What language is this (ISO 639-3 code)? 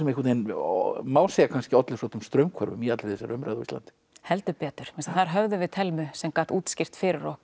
isl